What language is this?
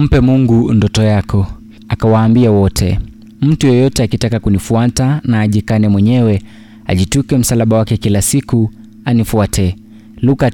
Swahili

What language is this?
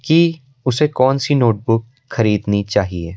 Hindi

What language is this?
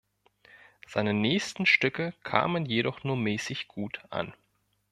German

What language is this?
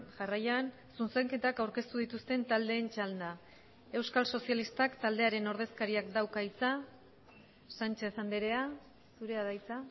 Basque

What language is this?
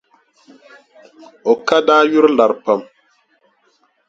Dagbani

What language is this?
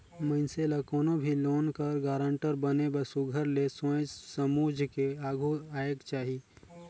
Chhattisgarhi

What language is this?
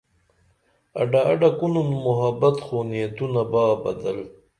Dameli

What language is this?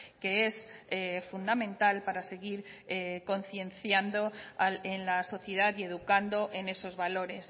Spanish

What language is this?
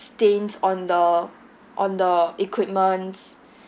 English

